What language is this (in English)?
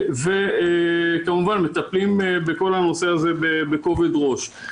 Hebrew